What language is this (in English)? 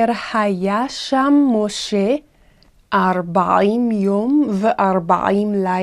Hebrew